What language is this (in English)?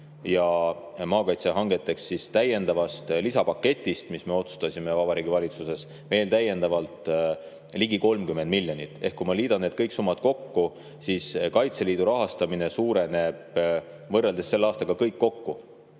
Estonian